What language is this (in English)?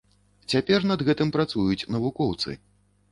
Belarusian